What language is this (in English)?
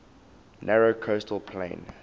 English